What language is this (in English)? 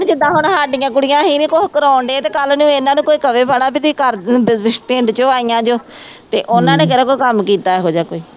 Punjabi